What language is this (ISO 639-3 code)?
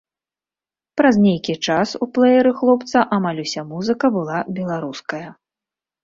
bel